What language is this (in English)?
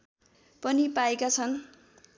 Nepali